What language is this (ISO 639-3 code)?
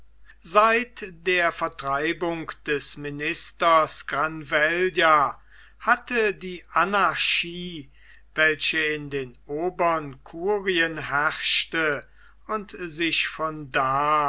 deu